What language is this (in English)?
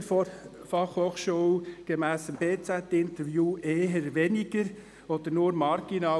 Swiss German